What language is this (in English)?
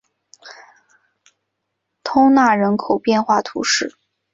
Chinese